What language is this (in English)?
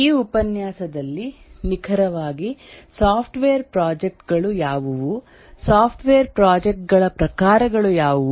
Kannada